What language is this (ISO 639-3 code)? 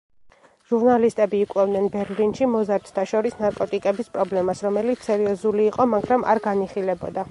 kat